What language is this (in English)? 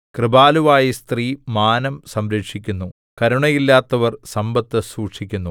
Malayalam